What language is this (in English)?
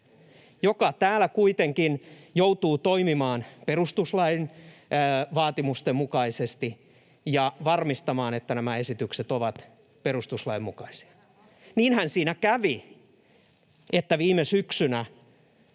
Finnish